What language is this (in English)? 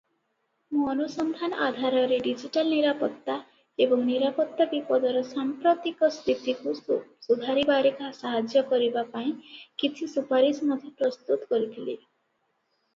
Odia